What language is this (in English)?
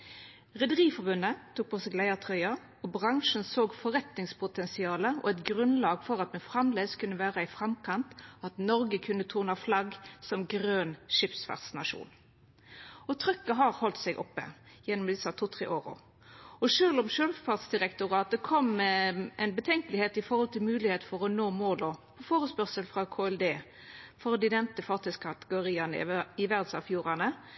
Norwegian Nynorsk